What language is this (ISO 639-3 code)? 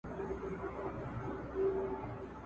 pus